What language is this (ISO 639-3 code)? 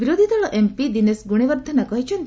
ori